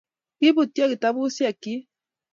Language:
Kalenjin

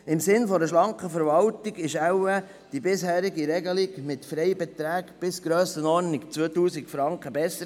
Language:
Swiss German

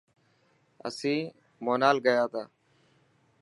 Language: Dhatki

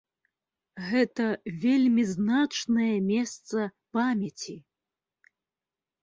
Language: Belarusian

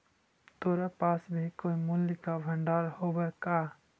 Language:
Magahi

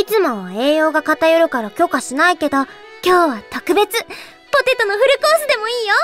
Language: Japanese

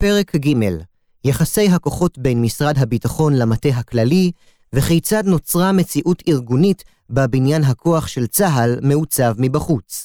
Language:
Hebrew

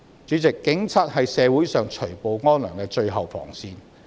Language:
Cantonese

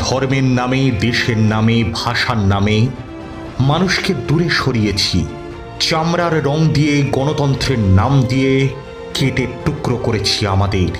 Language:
Bangla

